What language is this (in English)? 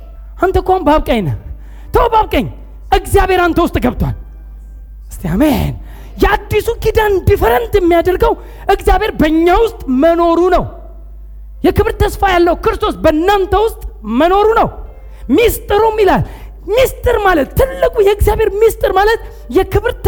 Amharic